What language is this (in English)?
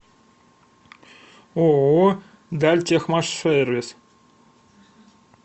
Russian